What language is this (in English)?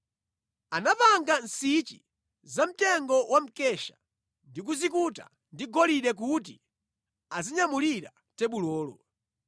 Nyanja